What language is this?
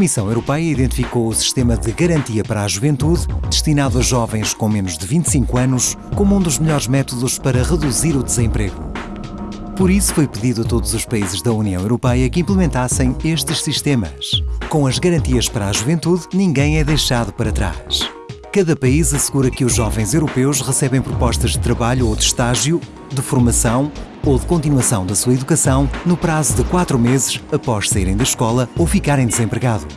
Portuguese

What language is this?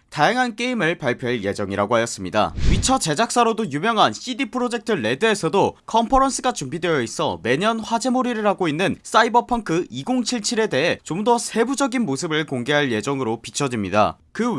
Korean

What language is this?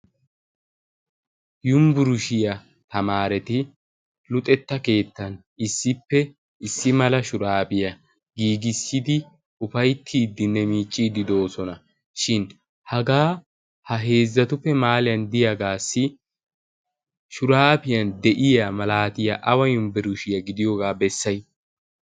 Wolaytta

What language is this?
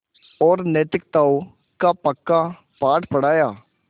Hindi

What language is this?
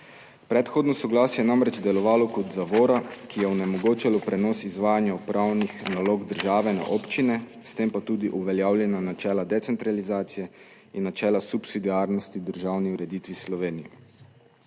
Slovenian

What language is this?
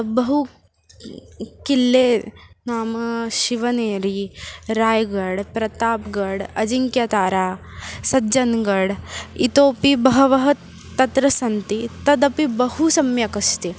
Sanskrit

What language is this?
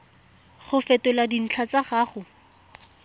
Tswana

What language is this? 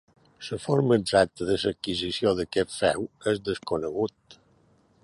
Catalan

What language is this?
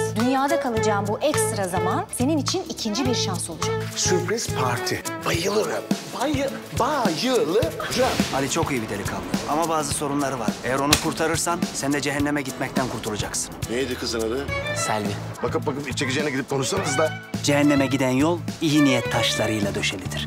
Turkish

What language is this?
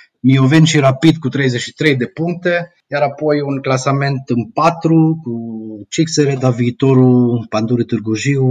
Romanian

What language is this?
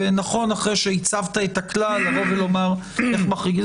Hebrew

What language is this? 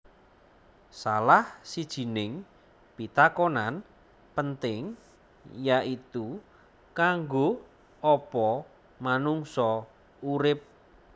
Javanese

